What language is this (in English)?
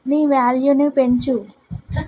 Telugu